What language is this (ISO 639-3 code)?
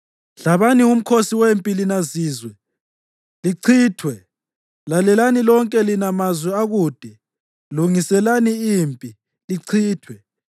nde